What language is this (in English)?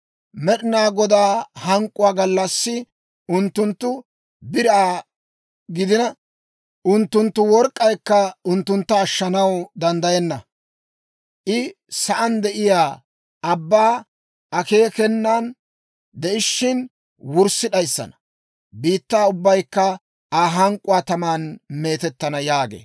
Dawro